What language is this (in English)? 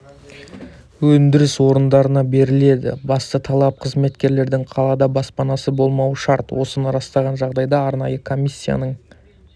Kazakh